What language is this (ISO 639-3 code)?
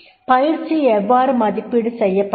tam